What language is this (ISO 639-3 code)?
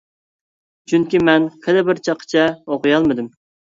uig